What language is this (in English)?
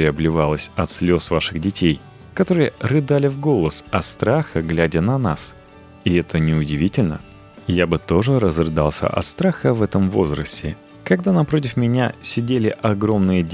Russian